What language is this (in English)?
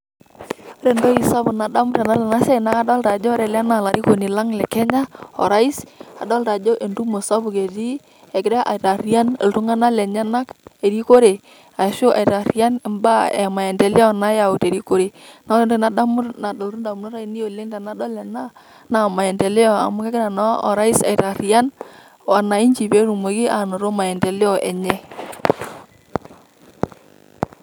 Masai